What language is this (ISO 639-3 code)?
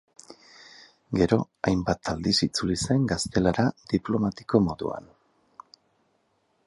eus